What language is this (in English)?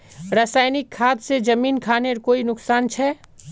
Magahi